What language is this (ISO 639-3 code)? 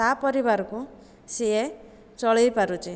ori